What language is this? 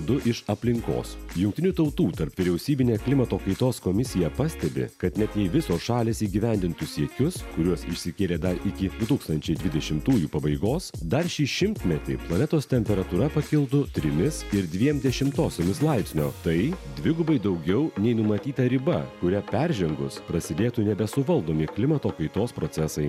Lithuanian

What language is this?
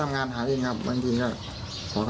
Thai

